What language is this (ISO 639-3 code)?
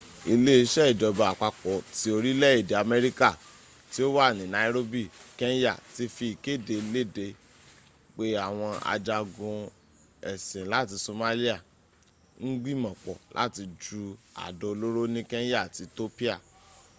yor